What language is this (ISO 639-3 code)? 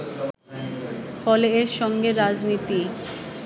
ben